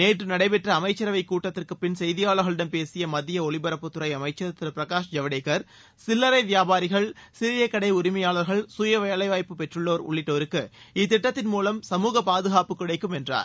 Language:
Tamil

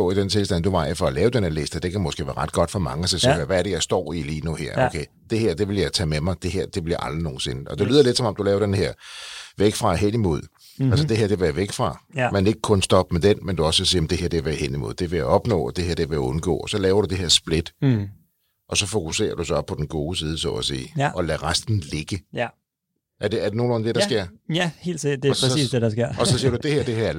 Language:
Danish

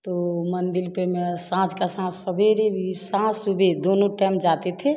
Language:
Hindi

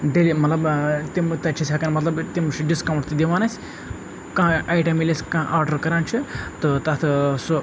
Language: Kashmiri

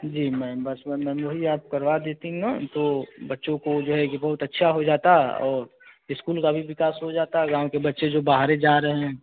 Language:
Hindi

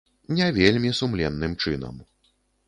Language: Belarusian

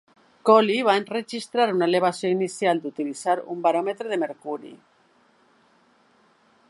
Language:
Catalan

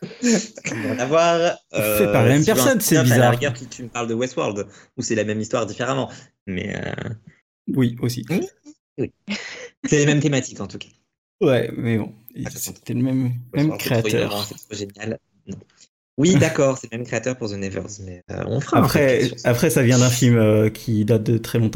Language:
French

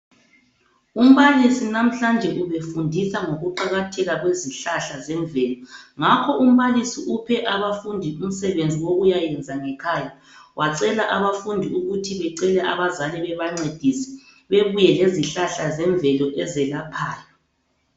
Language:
North Ndebele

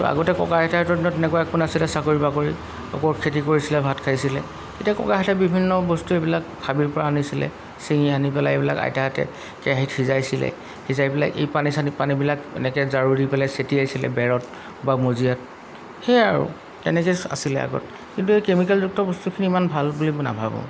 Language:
Assamese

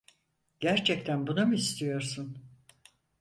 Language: Turkish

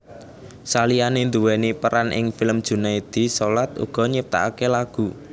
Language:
Javanese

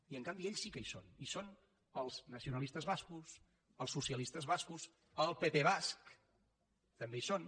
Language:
Catalan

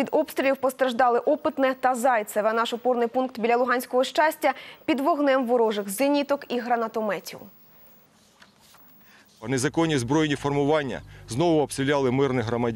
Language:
Ukrainian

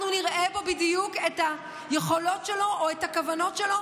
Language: Hebrew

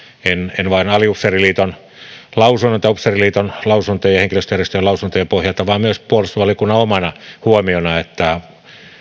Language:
Finnish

